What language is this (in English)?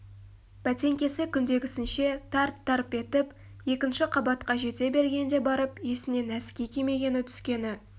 Kazakh